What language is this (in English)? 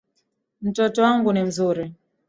Swahili